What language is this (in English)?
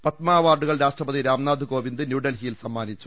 Malayalam